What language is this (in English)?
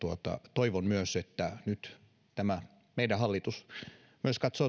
Finnish